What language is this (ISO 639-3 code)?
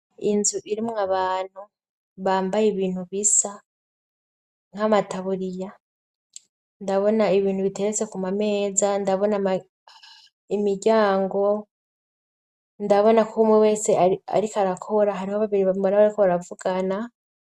run